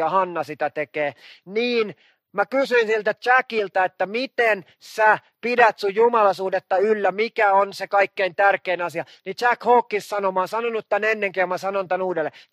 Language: Finnish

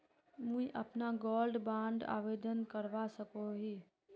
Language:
Magahi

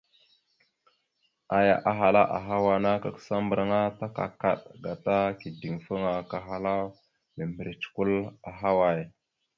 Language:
Mada (Cameroon)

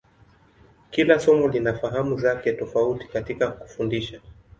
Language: Swahili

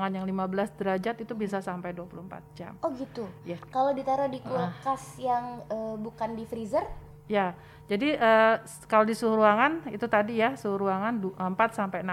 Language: Indonesian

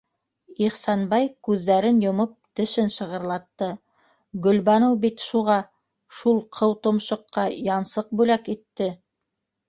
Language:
Bashkir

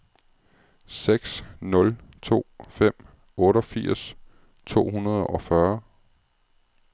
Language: Danish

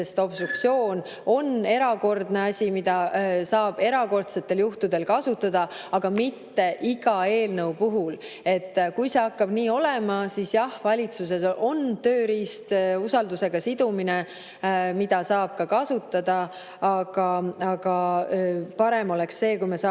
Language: Estonian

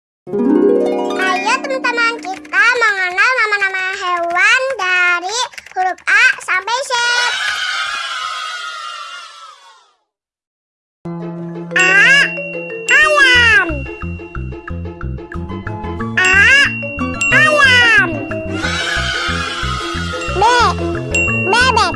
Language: Indonesian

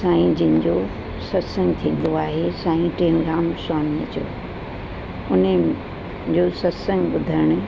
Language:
Sindhi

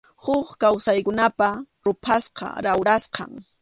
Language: Arequipa-La Unión Quechua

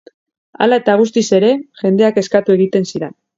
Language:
Basque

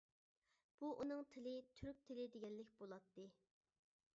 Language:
Uyghur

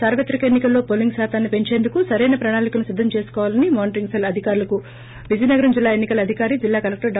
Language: Telugu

